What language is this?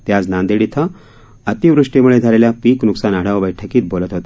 Marathi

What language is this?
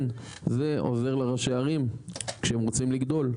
Hebrew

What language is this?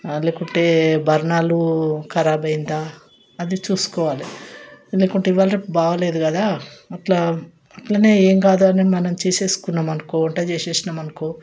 Telugu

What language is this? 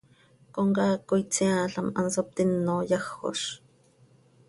Seri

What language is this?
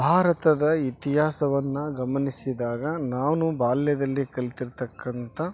Kannada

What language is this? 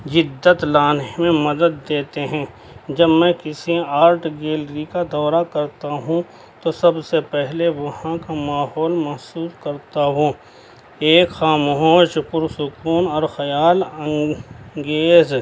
Urdu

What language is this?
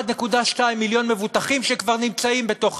Hebrew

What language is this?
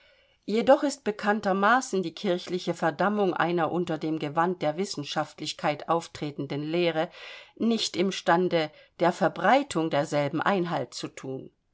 German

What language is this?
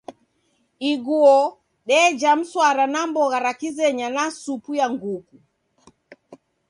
Taita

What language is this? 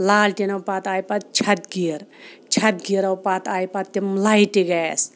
Kashmiri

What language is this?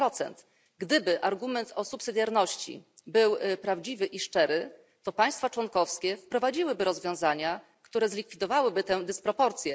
Polish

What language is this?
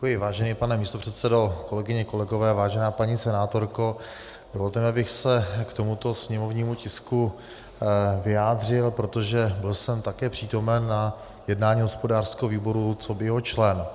Czech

